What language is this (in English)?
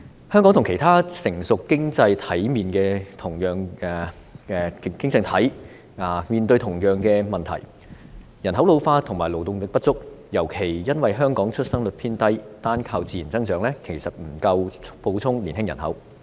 Cantonese